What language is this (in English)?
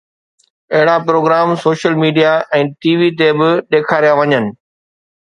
Sindhi